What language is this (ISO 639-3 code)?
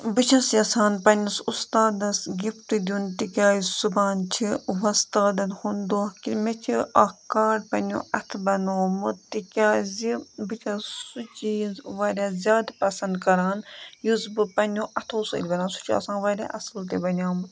kas